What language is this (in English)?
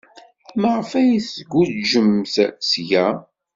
Kabyle